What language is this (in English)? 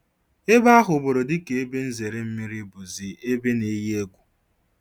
Igbo